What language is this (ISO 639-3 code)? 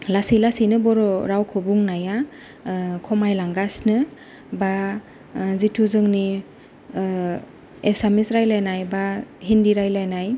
brx